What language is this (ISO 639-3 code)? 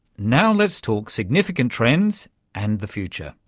eng